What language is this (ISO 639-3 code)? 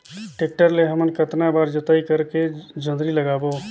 hne